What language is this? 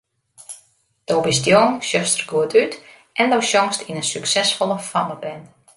Western Frisian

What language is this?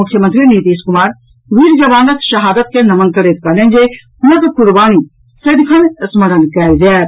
Maithili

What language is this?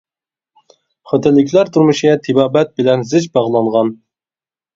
Uyghur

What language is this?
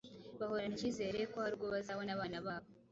Kinyarwanda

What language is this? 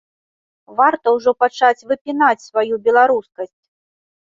Belarusian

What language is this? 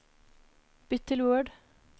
Norwegian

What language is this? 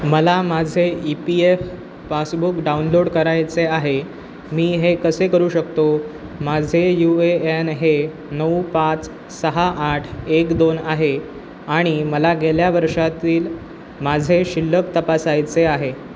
Marathi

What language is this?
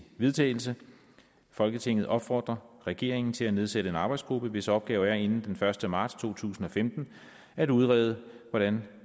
Danish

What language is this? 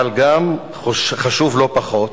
Hebrew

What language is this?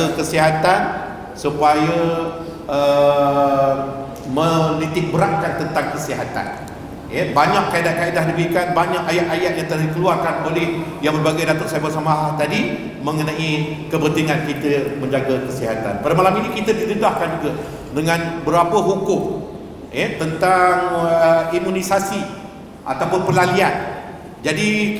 Malay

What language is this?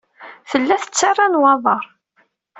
Kabyle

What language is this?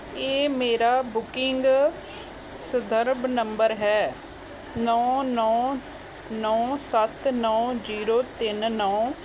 Punjabi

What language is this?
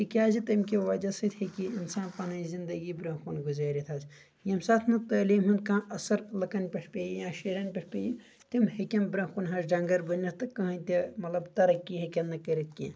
Kashmiri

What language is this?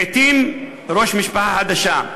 Hebrew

